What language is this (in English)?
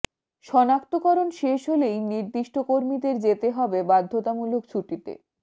Bangla